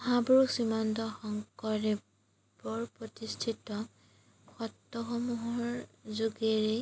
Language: Assamese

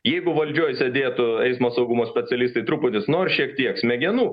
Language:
Lithuanian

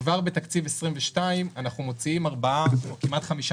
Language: Hebrew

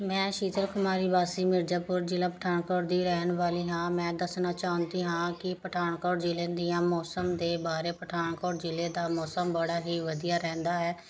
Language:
Punjabi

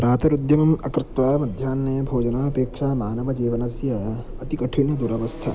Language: Sanskrit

